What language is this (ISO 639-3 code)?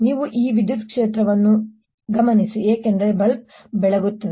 kan